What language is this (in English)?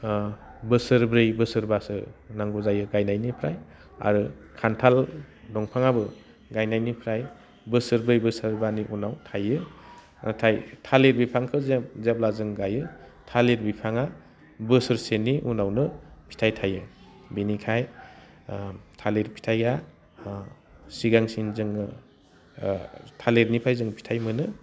Bodo